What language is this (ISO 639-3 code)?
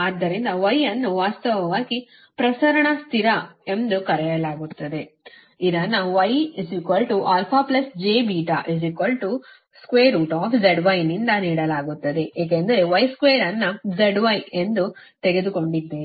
kan